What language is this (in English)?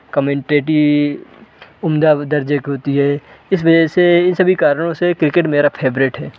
Hindi